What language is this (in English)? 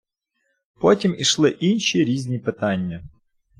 Ukrainian